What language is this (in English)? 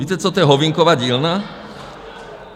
Czech